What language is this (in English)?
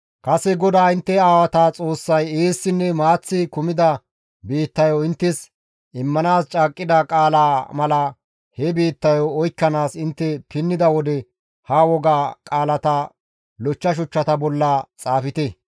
Gamo